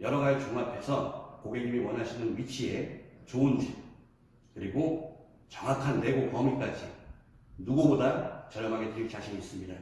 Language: Korean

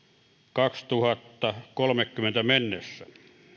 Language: Finnish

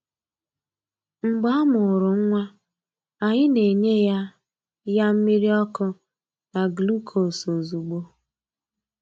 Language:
Igbo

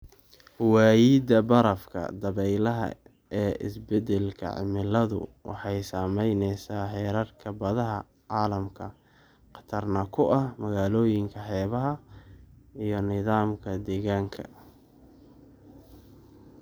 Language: Somali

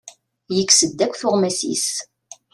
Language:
Kabyle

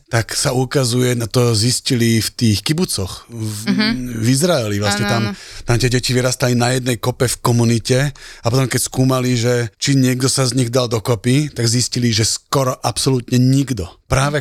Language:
Slovak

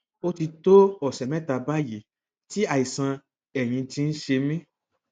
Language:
Yoruba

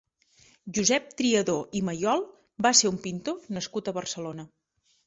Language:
Catalan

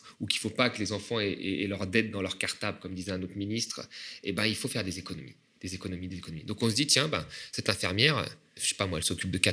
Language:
French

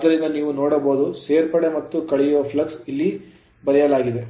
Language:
Kannada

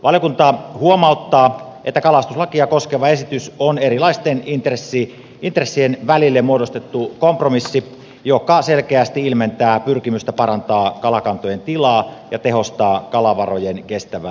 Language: Finnish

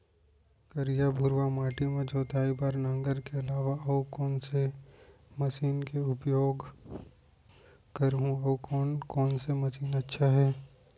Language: Chhattisgarhi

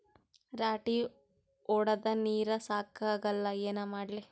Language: Kannada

